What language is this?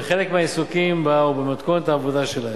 Hebrew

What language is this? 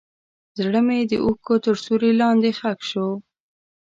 Pashto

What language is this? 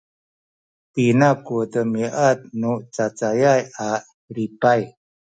Sakizaya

